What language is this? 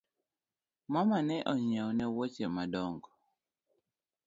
Luo (Kenya and Tanzania)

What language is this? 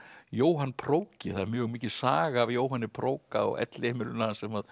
Icelandic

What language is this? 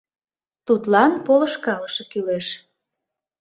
Mari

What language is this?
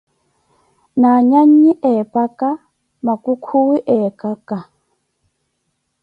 Koti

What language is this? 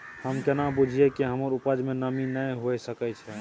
Maithili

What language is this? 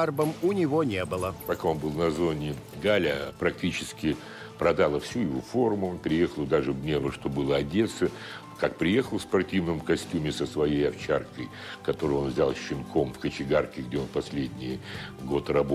Russian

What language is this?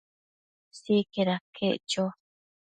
Matsés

